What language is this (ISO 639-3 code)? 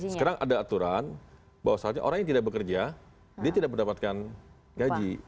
ind